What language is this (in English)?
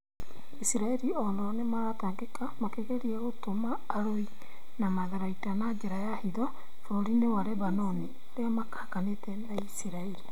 Kikuyu